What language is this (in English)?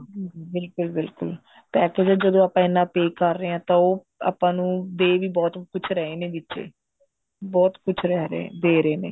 Punjabi